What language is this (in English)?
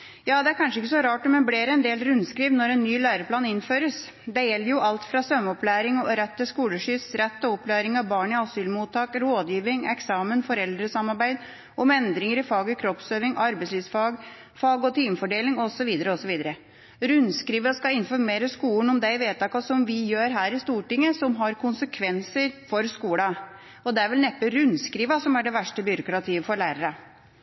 Norwegian Bokmål